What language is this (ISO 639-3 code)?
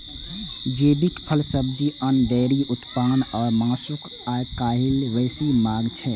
mai